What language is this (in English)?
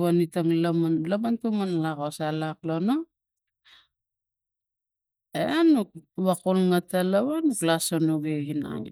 Tigak